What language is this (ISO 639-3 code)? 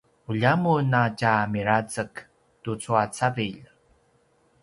pwn